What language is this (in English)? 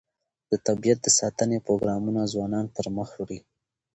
Pashto